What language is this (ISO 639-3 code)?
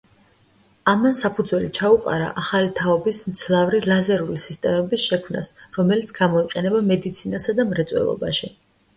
kat